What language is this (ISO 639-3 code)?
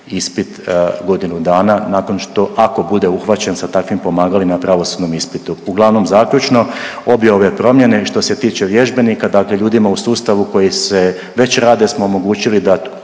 hrv